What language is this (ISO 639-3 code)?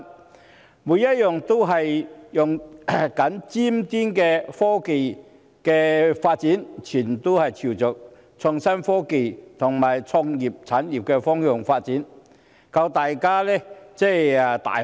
yue